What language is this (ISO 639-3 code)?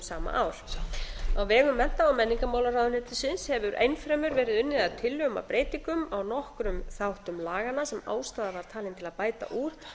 isl